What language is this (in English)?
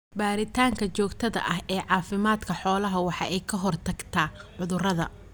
Somali